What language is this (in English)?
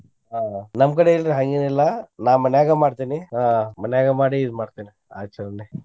Kannada